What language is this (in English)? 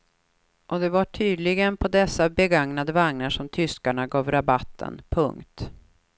Swedish